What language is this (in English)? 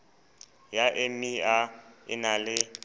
Southern Sotho